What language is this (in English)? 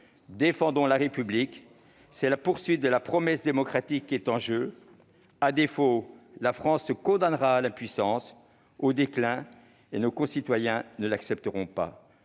French